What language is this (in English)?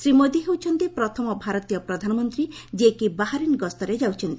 Odia